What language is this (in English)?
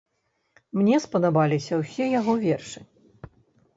Belarusian